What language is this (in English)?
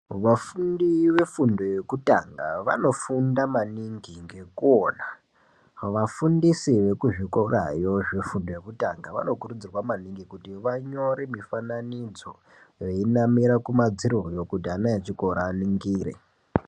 Ndau